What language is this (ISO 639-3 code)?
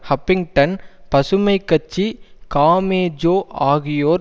tam